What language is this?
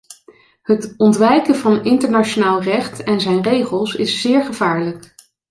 Dutch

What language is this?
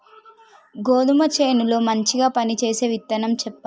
Telugu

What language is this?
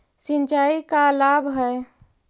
Magahi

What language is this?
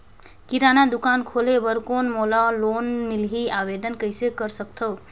Chhattisgarhi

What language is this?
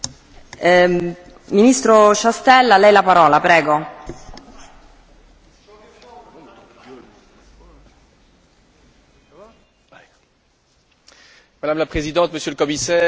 French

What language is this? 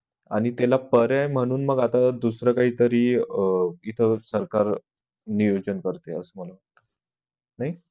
Marathi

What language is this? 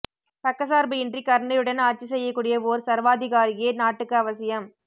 Tamil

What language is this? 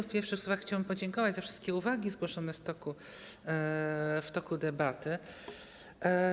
Polish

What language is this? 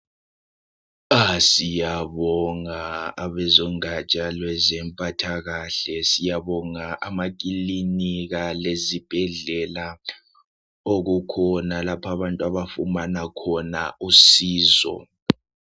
North Ndebele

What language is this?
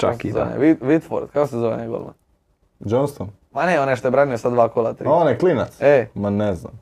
Croatian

